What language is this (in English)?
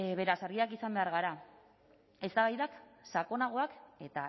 Basque